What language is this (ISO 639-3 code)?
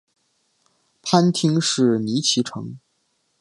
zho